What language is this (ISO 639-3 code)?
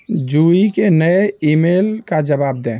hin